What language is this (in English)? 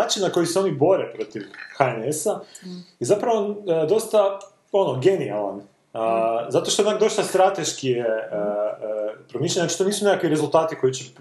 Croatian